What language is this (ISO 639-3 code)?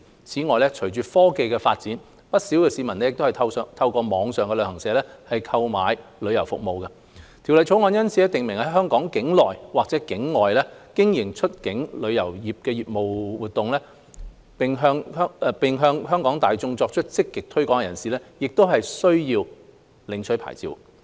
yue